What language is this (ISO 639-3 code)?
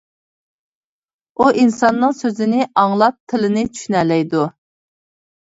uig